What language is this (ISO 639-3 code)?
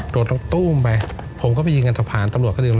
tha